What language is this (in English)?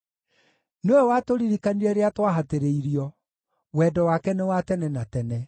Kikuyu